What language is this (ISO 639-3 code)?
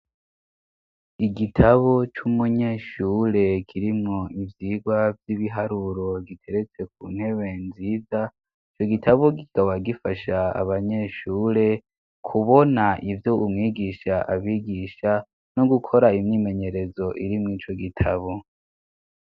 run